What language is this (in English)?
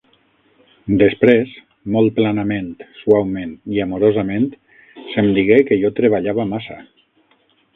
Catalan